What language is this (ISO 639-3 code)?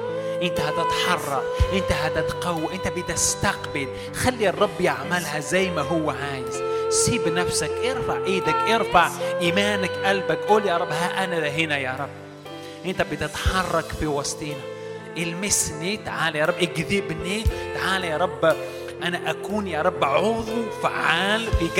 ara